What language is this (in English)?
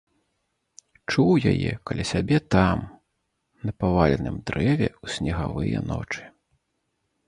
Belarusian